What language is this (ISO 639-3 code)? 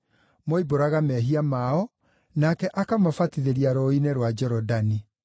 kik